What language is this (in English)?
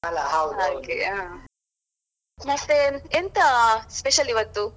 Kannada